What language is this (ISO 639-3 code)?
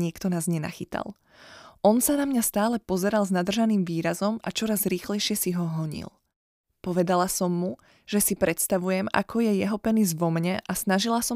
slk